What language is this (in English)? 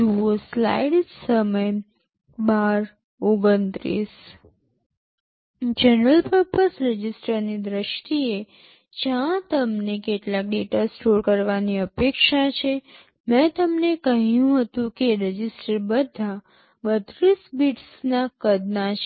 Gujarati